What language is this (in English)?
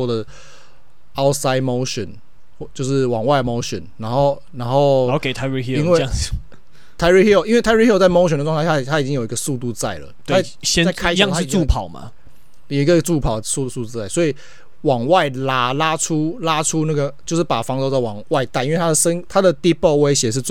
Chinese